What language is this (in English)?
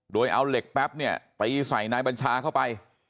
Thai